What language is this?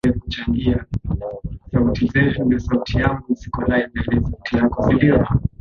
Swahili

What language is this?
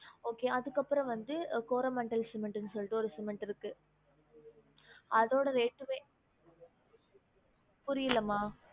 Tamil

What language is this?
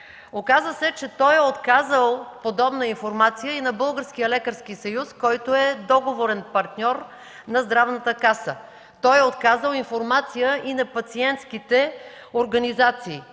Bulgarian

